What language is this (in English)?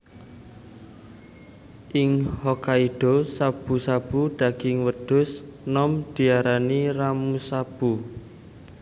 Javanese